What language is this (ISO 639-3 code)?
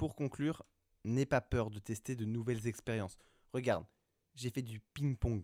fra